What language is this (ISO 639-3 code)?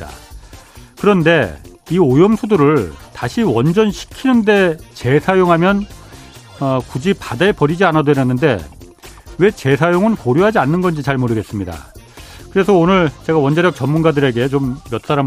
kor